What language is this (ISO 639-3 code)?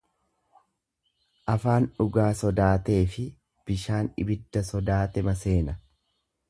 orm